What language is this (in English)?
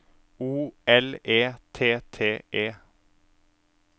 Norwegian